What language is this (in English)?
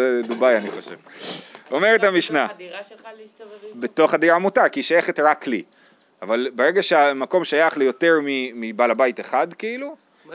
Hebrew